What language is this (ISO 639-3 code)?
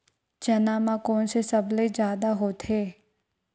hne